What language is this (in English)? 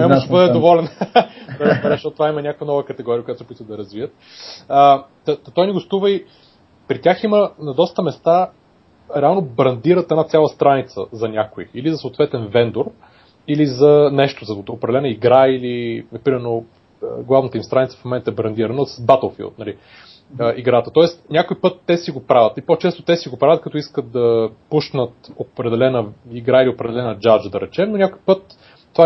Bulgarian